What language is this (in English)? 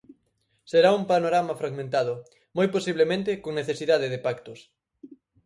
Galician